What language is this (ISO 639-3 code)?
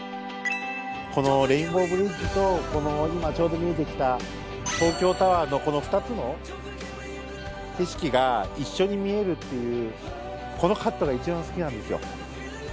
jpn